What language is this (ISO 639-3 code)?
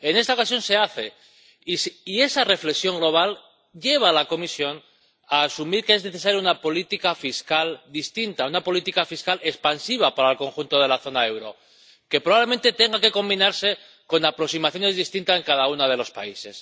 spa